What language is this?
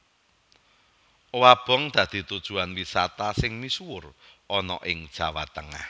Javanese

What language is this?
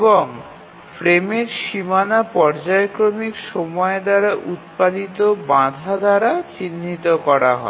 Bangla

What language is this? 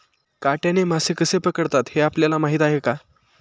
Marathi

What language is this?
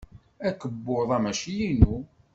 Kabyle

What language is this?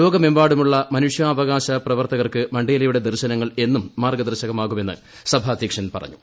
Malayalam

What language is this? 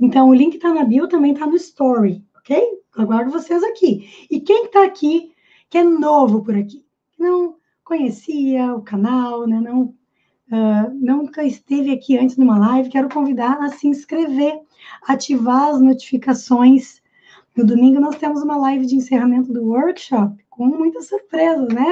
Portuguese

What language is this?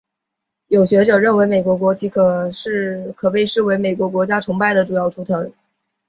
Chinese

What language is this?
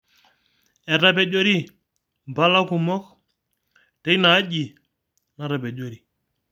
Masai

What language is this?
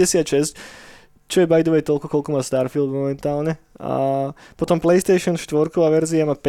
Slovak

